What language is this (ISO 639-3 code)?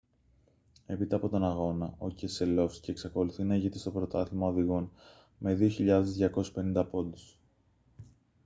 ell